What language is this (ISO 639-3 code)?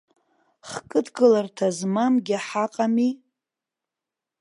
abk